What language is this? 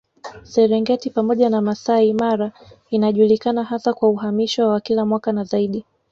Swahili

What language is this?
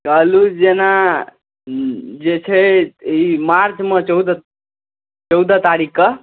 Maithili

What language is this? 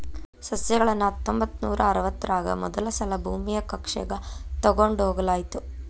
Kannada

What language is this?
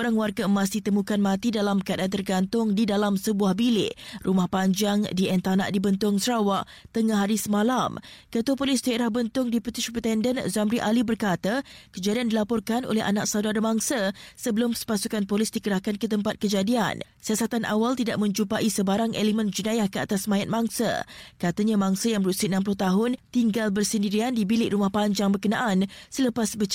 Malay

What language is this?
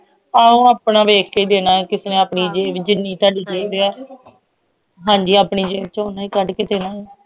Punjabi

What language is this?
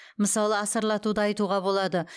Kazakh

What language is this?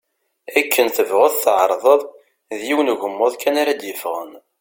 Kabyle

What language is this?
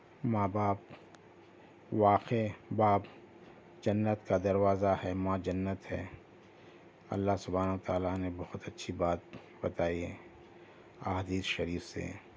Urdu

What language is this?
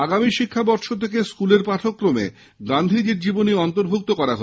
Bangla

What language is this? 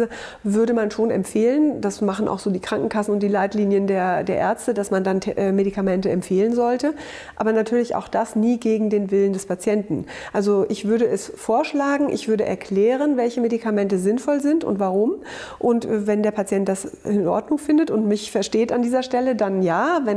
German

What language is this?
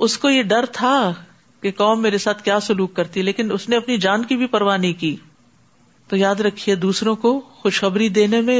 Urdu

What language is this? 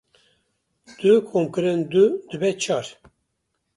Kurdish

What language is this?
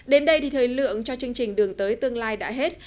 Vietnamese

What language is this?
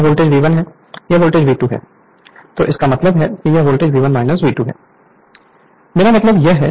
Hindi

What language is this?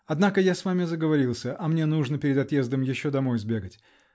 Russian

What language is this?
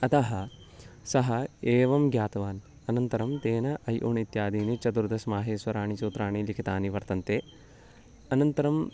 Sanskrit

